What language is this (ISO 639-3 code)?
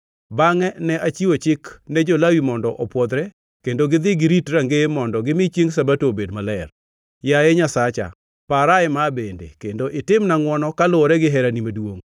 luo